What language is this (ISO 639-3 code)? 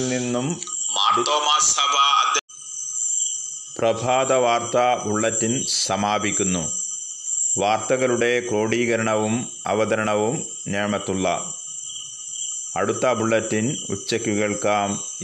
mal